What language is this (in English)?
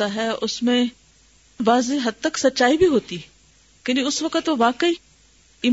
Urdu